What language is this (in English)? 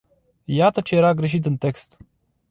Romanian